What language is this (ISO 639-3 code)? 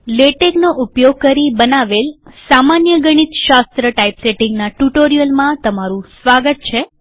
guj